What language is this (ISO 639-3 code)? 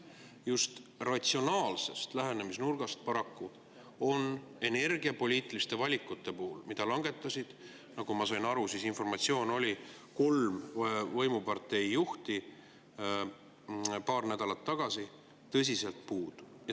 est